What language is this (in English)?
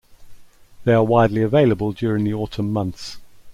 English